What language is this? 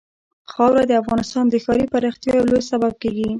Pashto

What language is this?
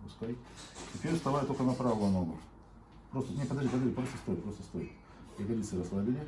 Russian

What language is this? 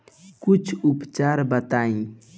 Bhojpuri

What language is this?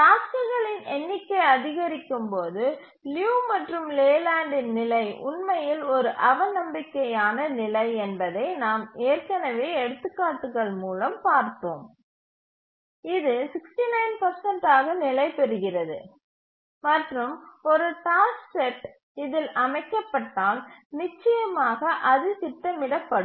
Tamil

